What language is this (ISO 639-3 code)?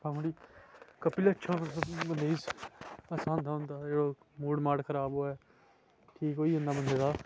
doi